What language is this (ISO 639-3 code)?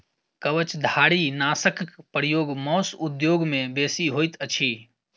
mai